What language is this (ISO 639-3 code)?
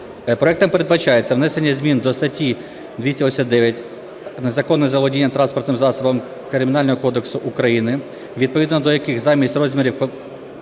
ukr